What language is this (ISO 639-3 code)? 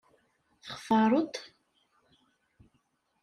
kab